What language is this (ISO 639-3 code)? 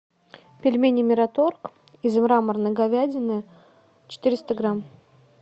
rus